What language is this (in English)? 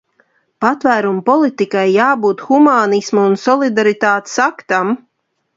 Latvian